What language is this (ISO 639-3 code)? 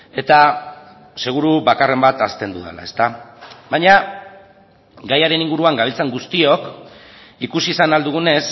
eus